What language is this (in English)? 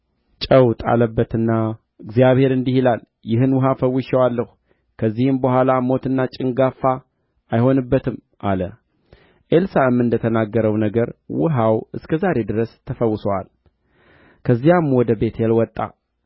Amharic